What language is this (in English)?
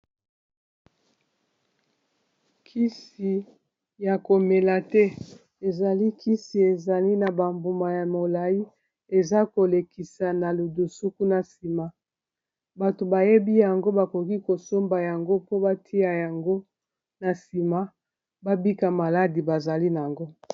Lingala